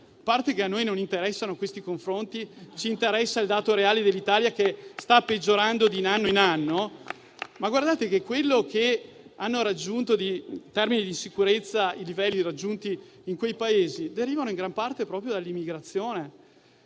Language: Italian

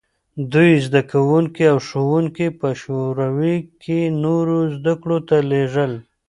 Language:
Pashto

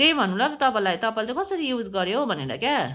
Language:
Nepali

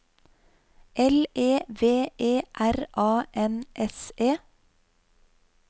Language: Norwegian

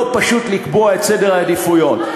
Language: Hebrew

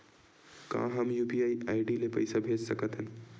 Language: Chhattisgarhi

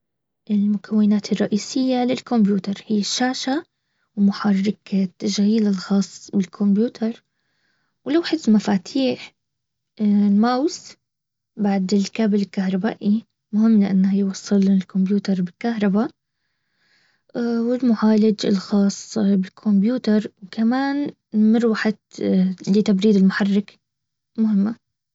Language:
Baharna Arabic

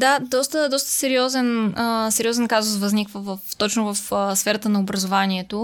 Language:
Bulgarian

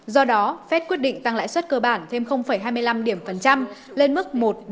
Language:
Vietnamese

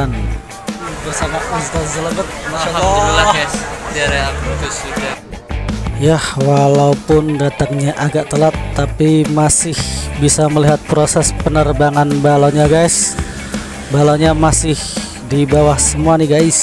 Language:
Indonesian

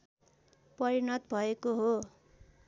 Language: Nepali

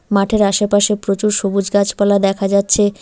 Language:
Bangla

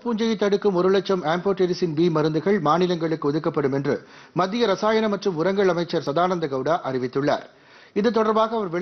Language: Hindi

